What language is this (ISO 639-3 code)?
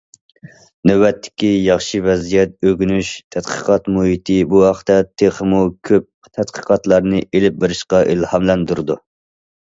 uig